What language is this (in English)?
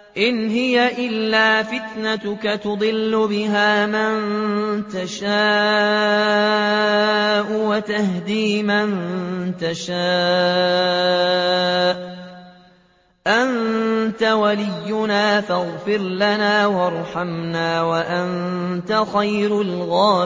Arabic